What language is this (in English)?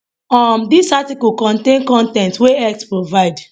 Nigerian Pidgin